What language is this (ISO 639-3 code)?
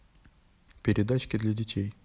rus